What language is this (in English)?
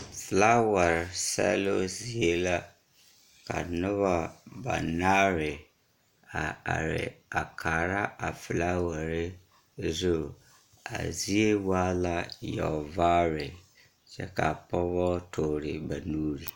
Southern Dagaare